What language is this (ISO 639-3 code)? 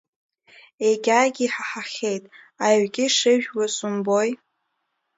abk